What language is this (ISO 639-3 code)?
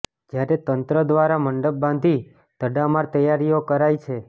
guj